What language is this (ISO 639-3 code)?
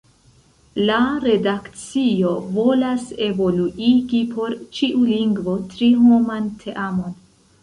epo